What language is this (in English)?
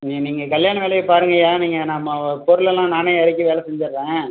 Tamil